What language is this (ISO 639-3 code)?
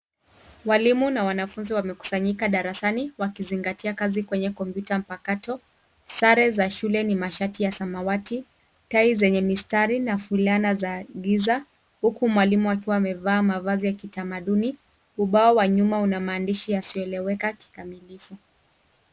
swa